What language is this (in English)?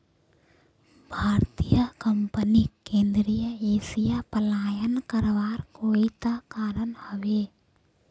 Magahi